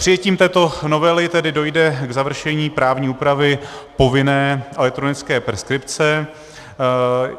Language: Czech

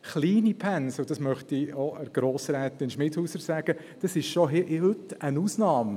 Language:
Swiss German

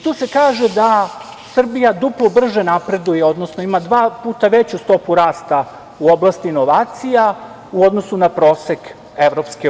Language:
Serbian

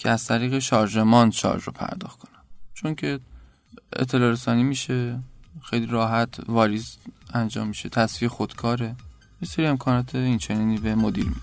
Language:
Persian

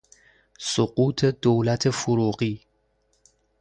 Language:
Persian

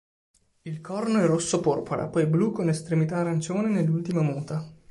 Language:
Italian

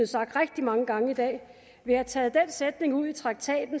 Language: Danish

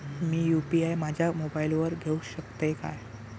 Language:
Marathi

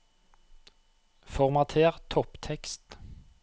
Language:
Norwegian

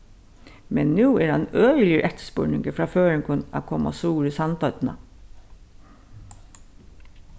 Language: Faroese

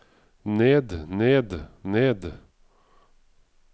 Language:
Norwegian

